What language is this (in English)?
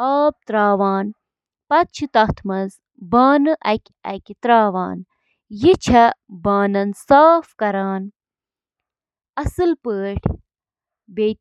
Kashmiri